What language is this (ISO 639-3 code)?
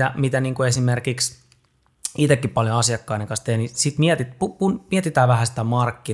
fin